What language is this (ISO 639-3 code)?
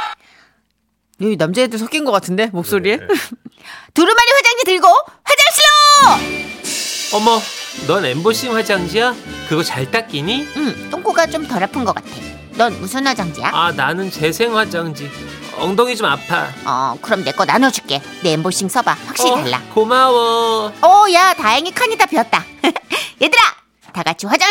kor